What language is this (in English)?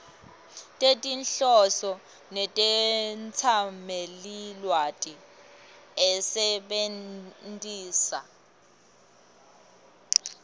Swati